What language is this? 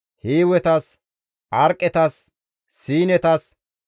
Gamo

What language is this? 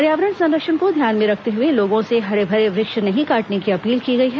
Hindi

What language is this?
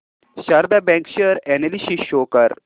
Marathi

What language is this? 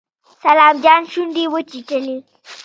Pashto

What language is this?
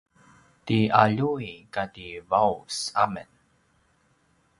Paiwan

